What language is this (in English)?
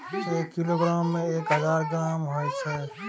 Maithili